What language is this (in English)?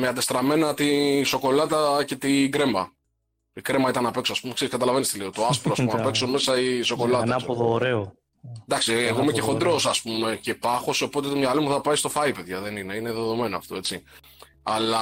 Greek